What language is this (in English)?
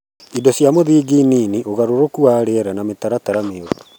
Kikuyu